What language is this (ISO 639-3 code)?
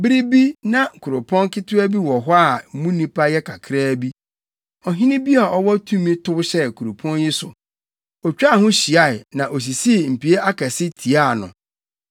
aka